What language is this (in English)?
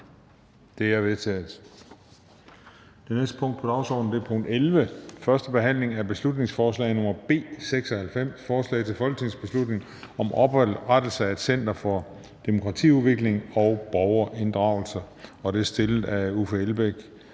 Danish